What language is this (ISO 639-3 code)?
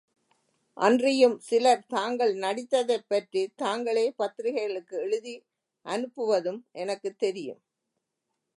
tam